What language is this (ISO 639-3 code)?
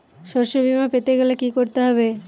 ben